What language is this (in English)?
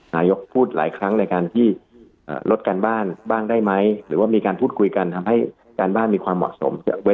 Thai